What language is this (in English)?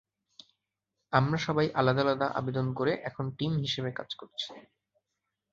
Bangla